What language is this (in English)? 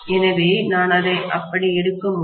Tamil